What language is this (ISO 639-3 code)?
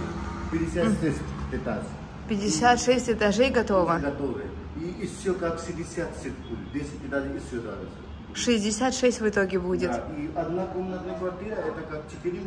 rus